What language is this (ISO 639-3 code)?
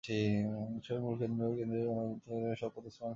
ben